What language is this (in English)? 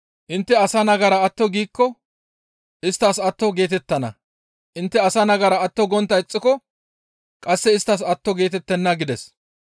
Gamo